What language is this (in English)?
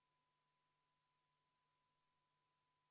Estonian